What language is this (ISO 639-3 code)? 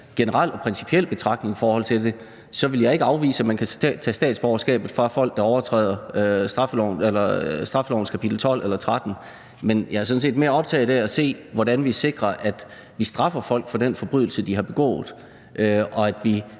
dan